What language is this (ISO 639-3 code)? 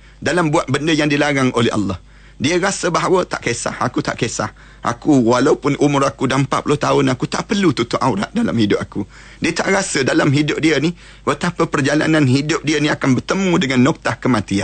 msa